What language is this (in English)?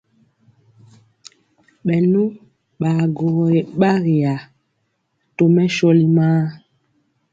Mpiemo